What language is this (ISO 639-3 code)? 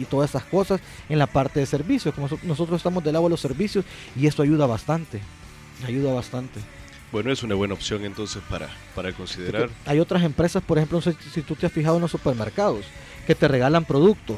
spa